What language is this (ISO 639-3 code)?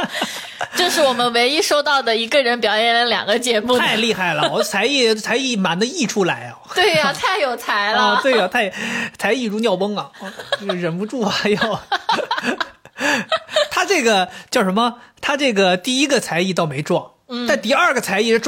zho